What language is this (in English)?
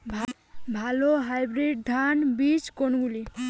Bangla